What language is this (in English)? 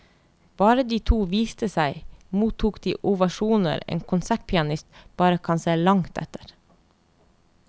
Norwegian